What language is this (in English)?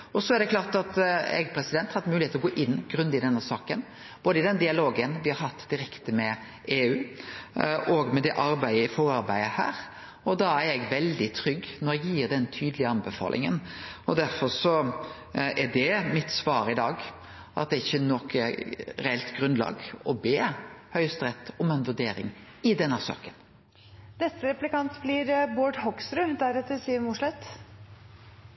Norwegian Nynorsk